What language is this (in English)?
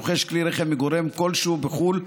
Hebrew